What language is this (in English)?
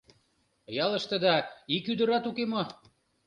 Mari